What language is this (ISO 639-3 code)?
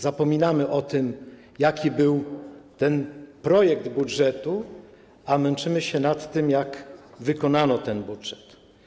pol